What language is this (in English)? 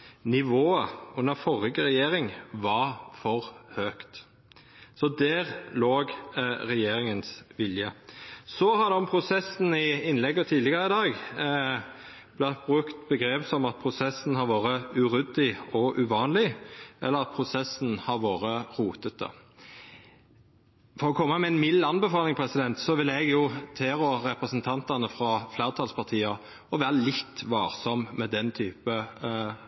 Norwegian Nynorsk